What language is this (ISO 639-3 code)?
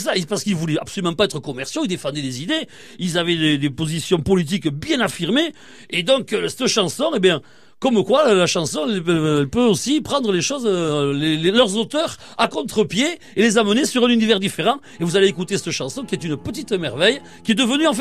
fra